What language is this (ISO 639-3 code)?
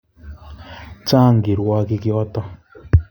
kln